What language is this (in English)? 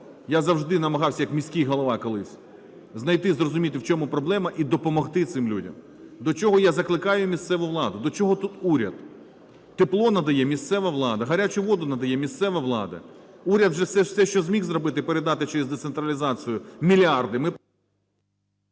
Ukrainian